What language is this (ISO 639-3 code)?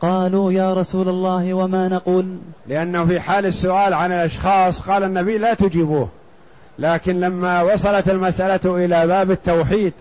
ara